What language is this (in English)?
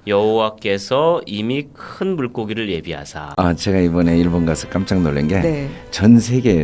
Korean